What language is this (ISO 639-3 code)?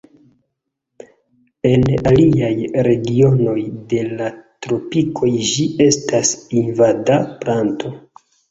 epo